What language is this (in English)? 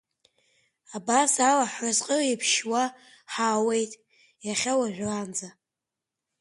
Abkhazian